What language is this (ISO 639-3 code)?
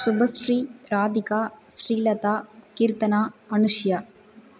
tam